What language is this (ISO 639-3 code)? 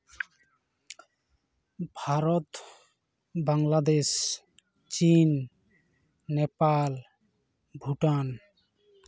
sat